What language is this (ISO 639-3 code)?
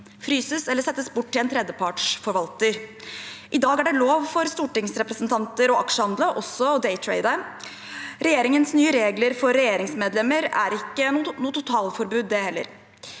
nor